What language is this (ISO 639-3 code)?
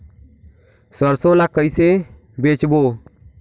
hne